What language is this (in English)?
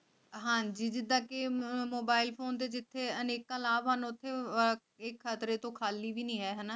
Punjabi